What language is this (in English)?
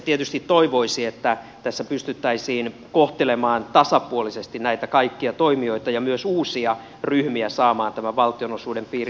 Finnish